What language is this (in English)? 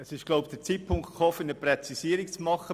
Swiss German